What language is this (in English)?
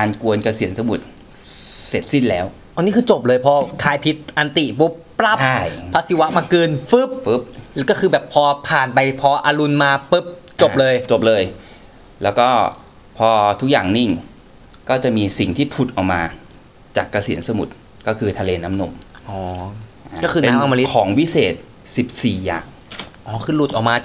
Thai